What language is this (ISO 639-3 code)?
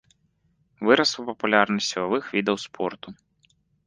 bel